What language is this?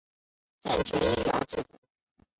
Chinese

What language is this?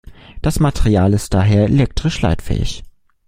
German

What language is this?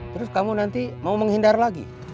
Indonesian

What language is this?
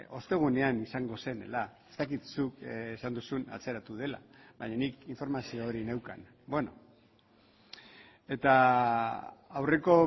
Basque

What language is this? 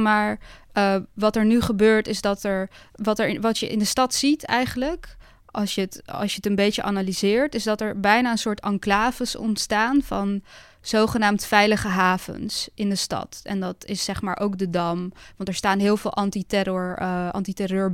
Dutch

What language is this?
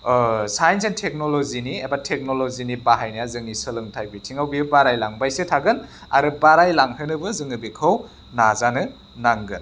Bodo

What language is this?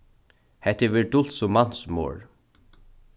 Faroese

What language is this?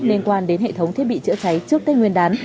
Vietnamese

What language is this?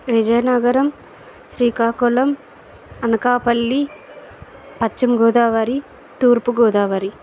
Telugu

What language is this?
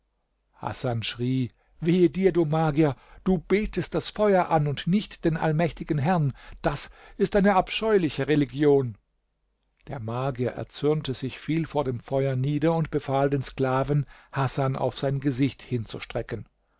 German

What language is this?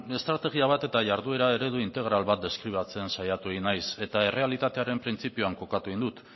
Basque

